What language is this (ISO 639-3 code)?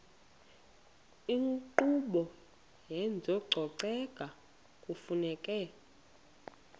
xho